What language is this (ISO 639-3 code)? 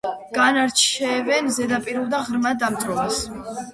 kat